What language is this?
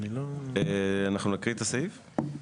Hebrew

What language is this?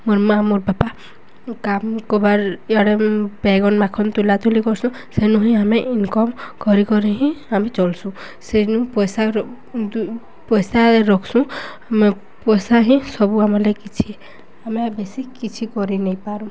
Odia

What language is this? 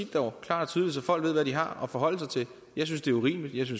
Danish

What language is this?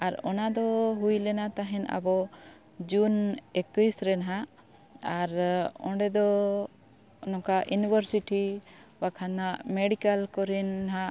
Santali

